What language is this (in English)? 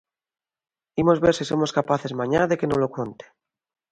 Galician